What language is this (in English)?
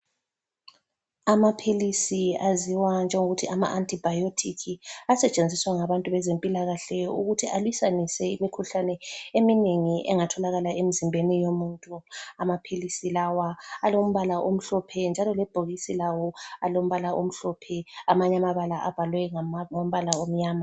North Ndebele